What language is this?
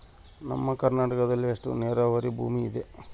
Kannada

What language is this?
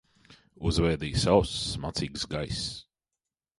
Latvian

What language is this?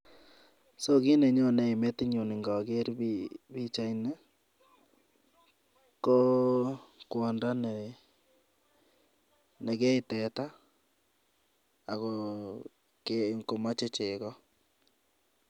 Kalenjin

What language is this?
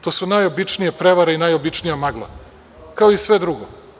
Serbian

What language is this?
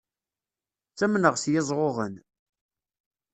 Kabyle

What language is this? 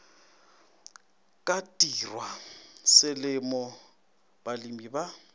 Northern Sotho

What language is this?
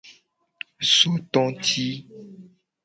Gen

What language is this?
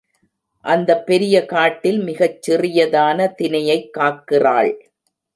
Tamil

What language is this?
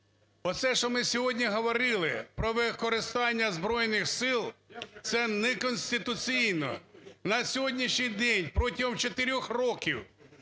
Ukrainian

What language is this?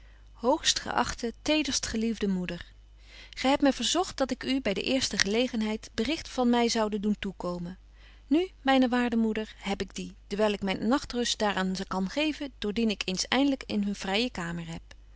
Dutch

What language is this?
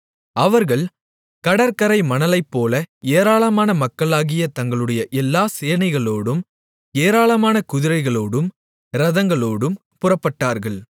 Tamil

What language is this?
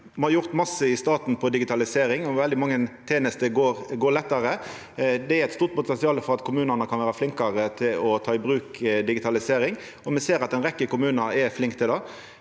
Norwegian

